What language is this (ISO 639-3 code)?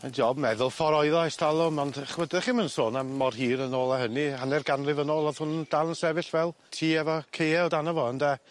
cym